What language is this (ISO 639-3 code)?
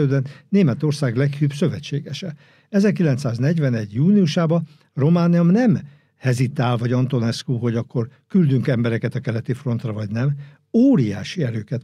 hun